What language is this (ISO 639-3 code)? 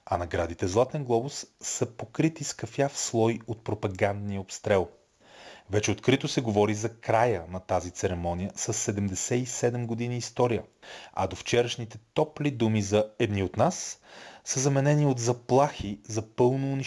bul